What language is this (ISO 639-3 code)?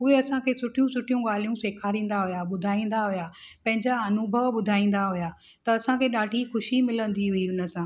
snd